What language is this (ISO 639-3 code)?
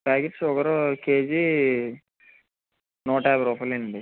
tel